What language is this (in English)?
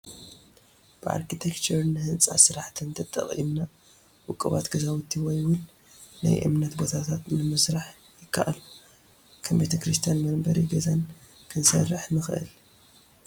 Tigrinya